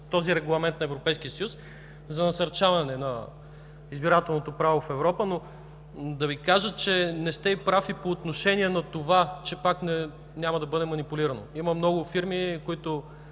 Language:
Bulgarian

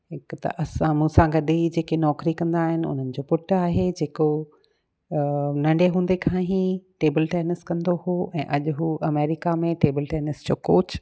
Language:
Sindhi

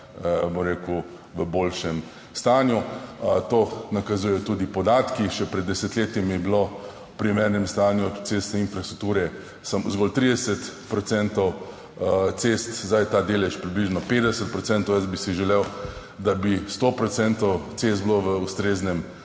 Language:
Slovenian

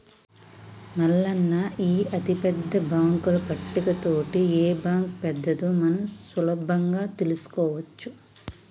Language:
Telugu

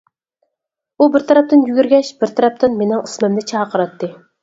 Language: Uyghur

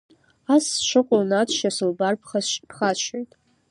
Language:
Abkhazian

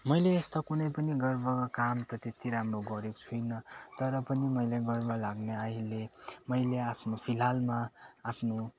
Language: Nepali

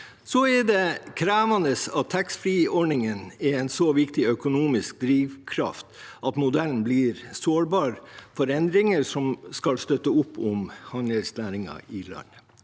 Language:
Norwegian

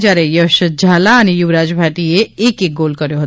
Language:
Gujarati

